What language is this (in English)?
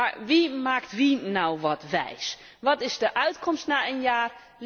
Dutch